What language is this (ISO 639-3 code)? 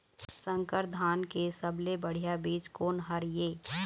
hne